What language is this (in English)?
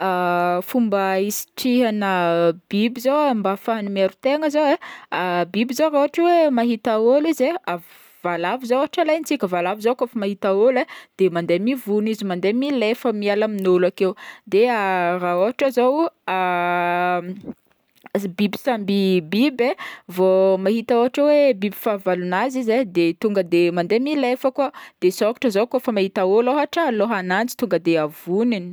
Northern Betsimisaraka Malagasy